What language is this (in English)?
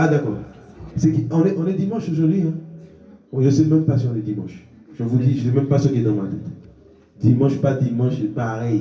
French